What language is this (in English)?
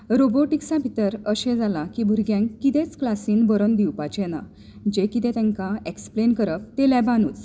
Konkani